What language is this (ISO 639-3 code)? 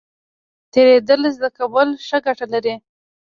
pus